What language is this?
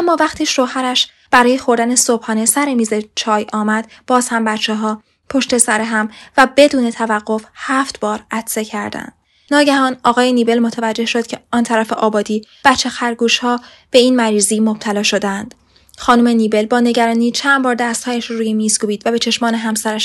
Persian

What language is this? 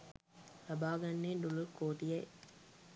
Sinhala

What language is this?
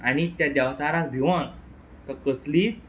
Konkani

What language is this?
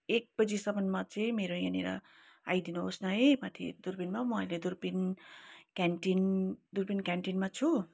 Nepali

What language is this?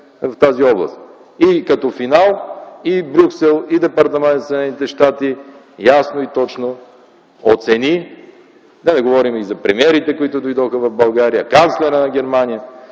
Bulgarian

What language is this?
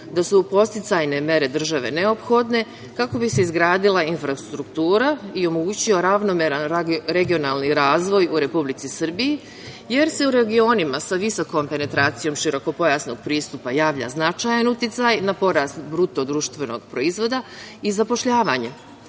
Serbian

